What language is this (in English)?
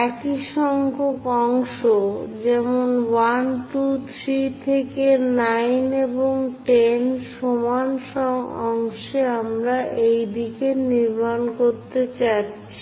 Bangla